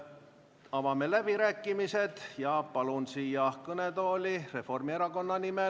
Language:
Estonian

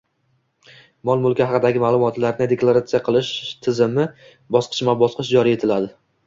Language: Uzbek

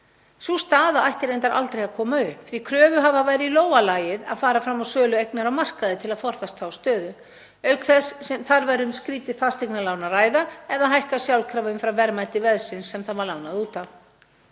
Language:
Icelandic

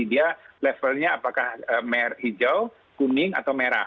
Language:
Indonesian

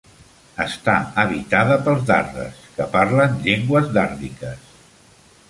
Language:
Catalan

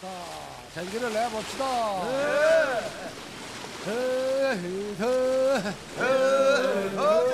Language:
Korean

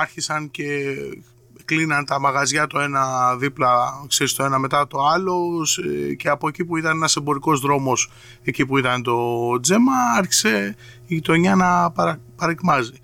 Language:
Greek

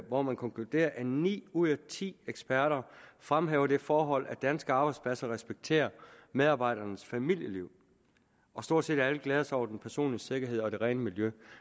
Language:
Danish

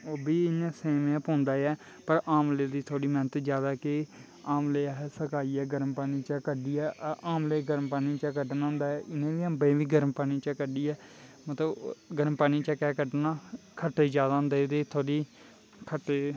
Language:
Dogri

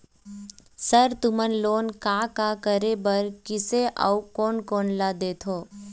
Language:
Chhattisgarhi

